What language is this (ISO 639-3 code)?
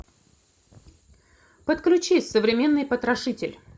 rus